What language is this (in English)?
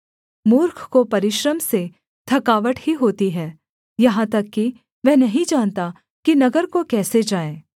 Hindi